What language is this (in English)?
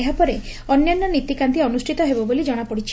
Odia